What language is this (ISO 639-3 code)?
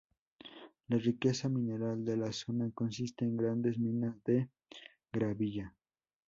spa